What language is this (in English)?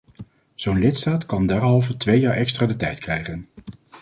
Dutch